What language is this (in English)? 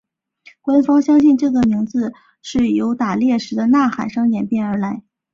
Chinese